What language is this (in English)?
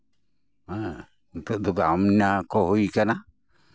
Santali